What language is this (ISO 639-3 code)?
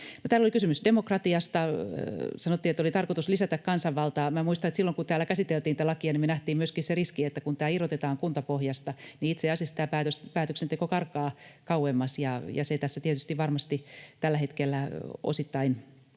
fin